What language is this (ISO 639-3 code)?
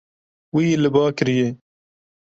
kur